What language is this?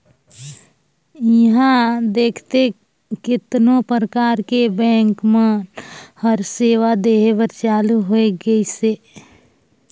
Chhattisgarhi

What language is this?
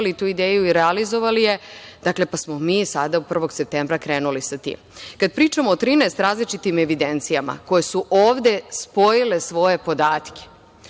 Serbian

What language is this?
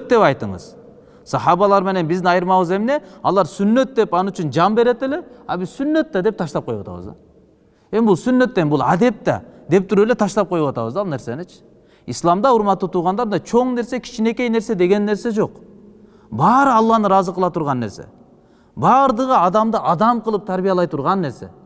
Turkish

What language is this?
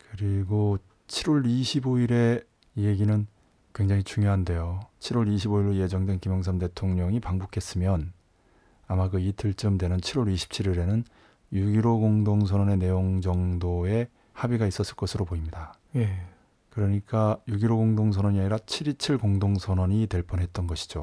Korean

